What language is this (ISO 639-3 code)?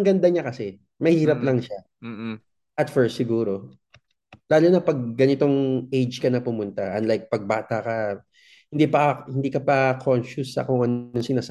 fil